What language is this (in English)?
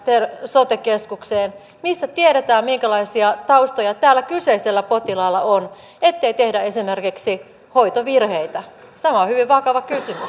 Finnish